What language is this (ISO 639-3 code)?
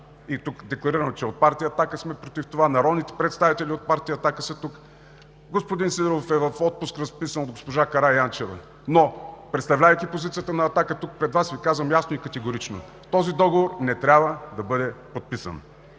bul